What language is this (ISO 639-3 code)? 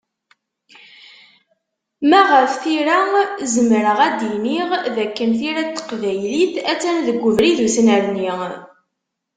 kab